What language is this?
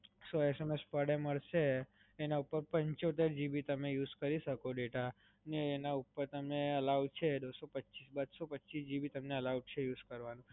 Gujarati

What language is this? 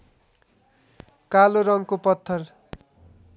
Nepali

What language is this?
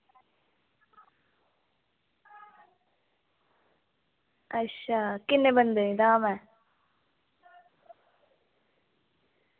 Dogri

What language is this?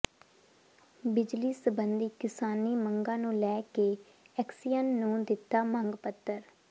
Punjabi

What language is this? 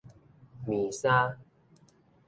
Min Nan Chinese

